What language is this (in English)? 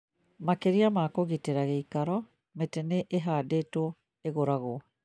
Kikuyu